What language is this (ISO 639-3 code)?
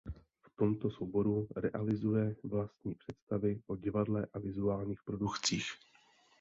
ces